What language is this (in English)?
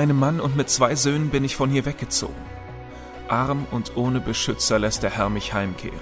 German